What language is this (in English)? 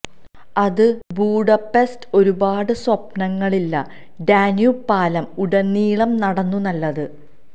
Malayalam